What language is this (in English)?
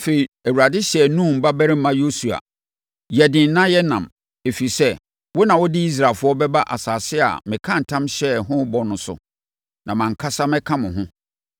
Akan